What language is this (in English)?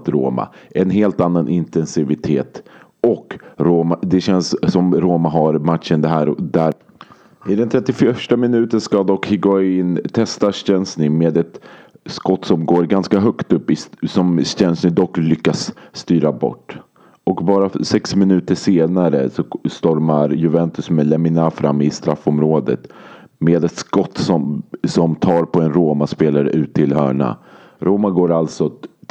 Swedish